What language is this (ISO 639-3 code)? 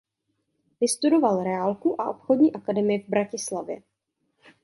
ces